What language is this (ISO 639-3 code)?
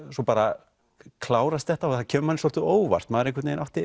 isl